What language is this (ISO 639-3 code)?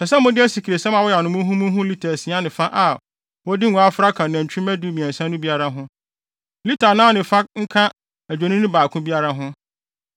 aka